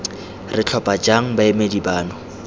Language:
Tswana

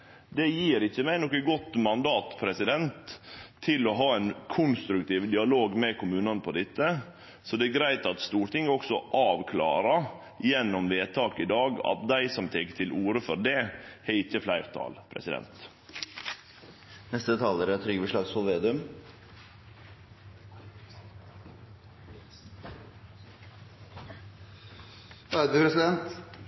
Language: Norwegian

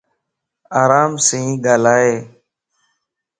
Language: Lasi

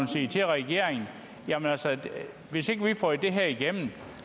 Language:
Danish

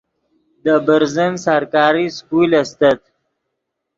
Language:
Yidgha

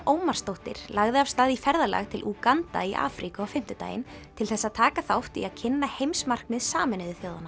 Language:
Icelandic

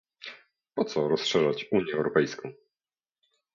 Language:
Polish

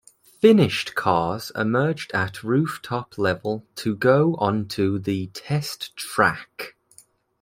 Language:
English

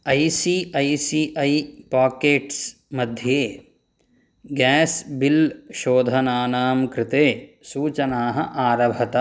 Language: Sanskrit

